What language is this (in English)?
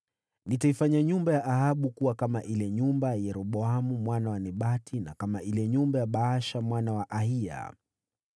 Swahili